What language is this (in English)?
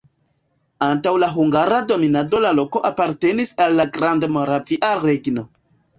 Esperanto